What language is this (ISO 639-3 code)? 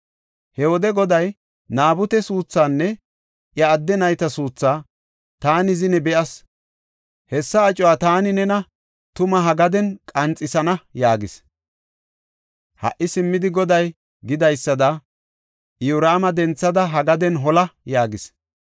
gof